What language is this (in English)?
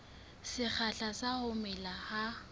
Southern Sotho